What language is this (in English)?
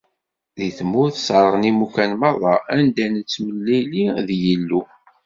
Kabyle